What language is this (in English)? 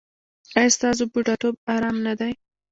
Pashto